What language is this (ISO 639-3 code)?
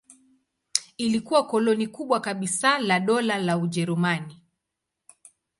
swa